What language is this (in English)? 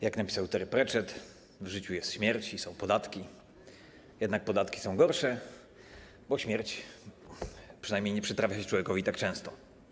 Polish